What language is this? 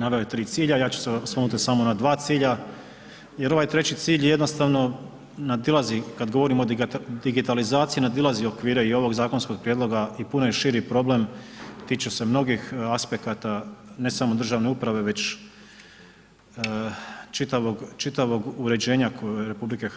Croatian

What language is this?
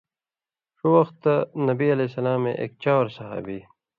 Indus Kohistani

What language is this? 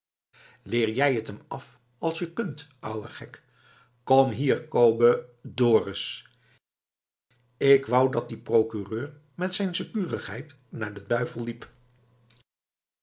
Dutch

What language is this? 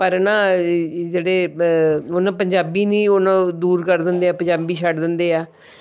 Punjabi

